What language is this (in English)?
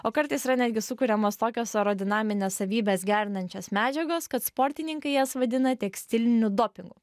Lithuanian